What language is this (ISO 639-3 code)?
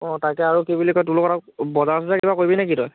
asm